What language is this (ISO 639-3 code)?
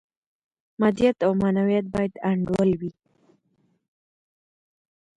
pus